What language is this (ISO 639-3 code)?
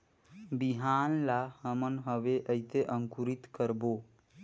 hne